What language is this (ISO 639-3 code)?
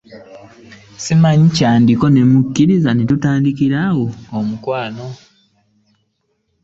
lug